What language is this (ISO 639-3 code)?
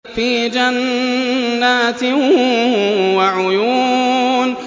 ara